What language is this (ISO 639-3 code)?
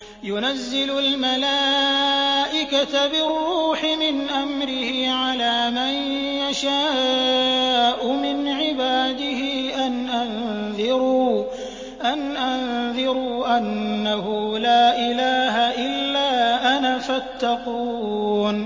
ara